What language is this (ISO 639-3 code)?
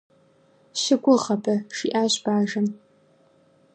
kbd